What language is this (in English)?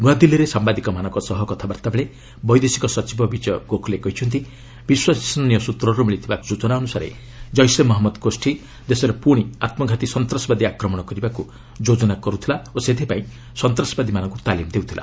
Odia